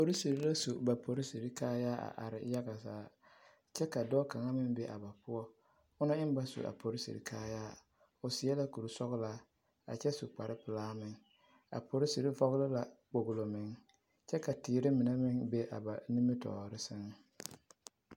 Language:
Southern Dagaare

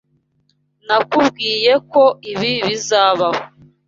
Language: Kinyarwanda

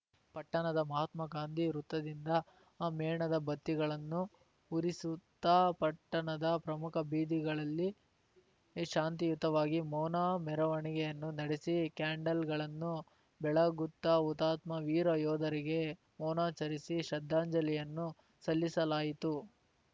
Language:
Kannada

